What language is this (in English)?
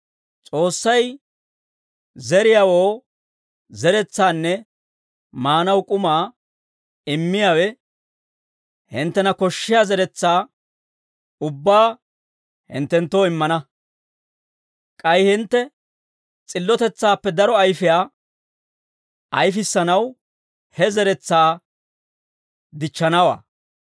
Dawro